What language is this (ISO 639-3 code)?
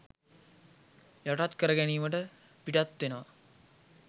sin